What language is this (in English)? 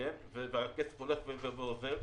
Hebrew